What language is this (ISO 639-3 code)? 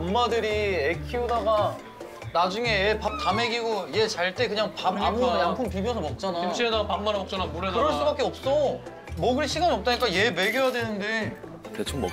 kor